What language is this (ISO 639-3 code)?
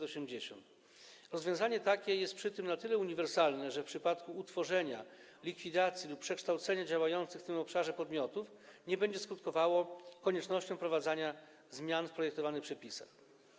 pol